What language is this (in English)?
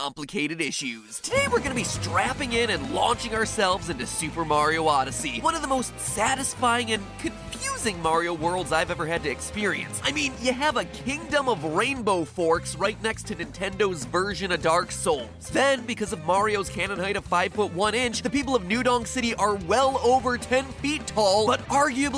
English